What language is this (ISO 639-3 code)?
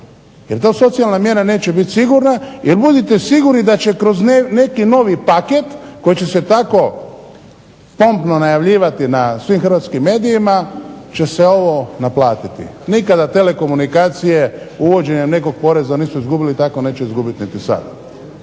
hrv